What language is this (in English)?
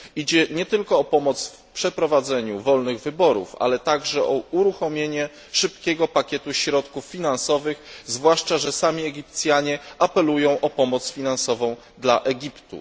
Polish